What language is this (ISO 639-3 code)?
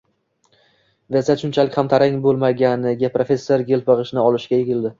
uzb